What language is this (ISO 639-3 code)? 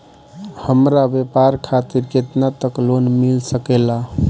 bho